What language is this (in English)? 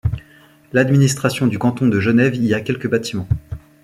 French